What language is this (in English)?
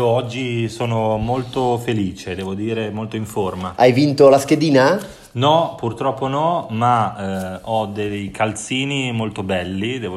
Italian